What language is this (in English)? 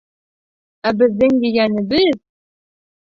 Bashkir